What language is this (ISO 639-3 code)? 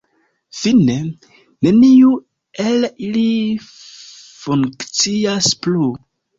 epo